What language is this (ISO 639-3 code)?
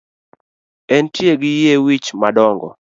luo